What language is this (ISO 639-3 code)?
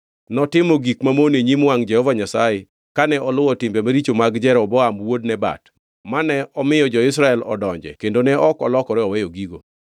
luo